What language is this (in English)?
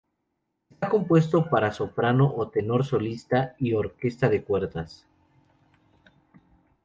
Spanish